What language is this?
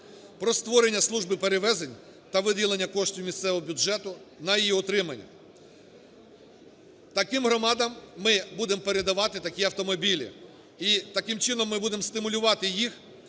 Ukrainian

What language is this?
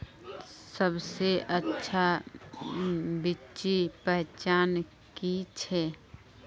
Magahi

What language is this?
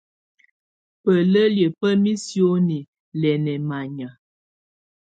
Tunen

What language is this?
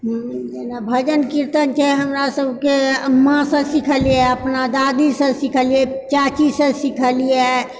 Maithili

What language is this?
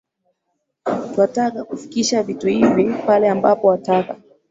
Swahili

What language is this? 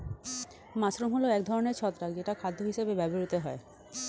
Bangla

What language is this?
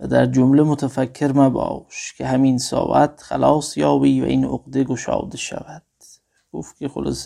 Persian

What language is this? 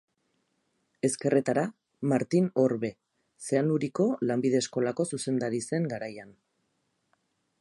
Basque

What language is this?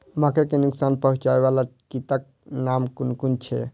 Maithili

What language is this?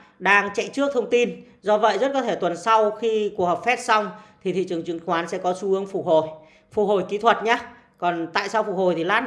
Vietnamese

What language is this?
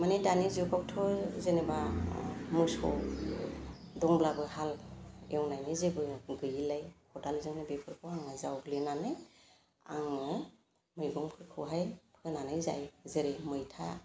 Bodo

